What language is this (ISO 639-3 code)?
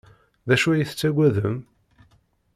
kab